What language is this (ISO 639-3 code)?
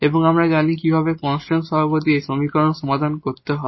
ben